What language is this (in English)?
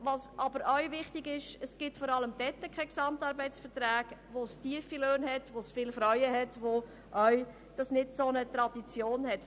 Swiss German